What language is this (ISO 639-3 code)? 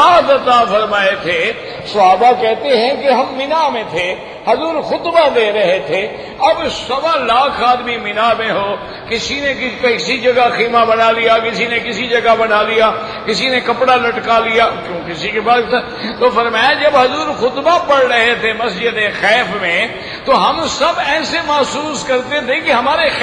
ara